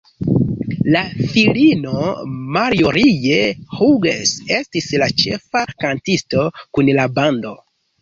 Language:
Esperanto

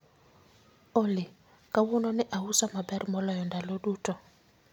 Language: Luo (Kenya and Tanzania)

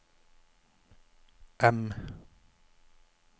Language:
Norwegian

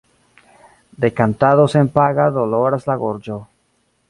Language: Esperanto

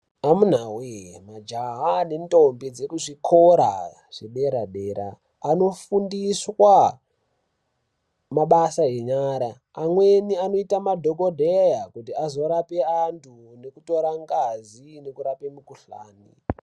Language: Ndau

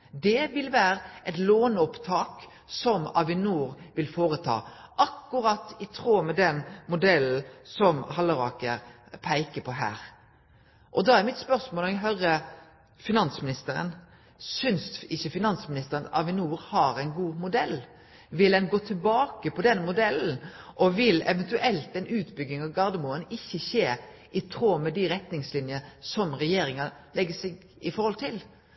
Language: Norwegian Nynorsk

